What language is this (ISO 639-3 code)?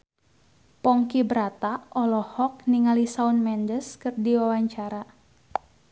sun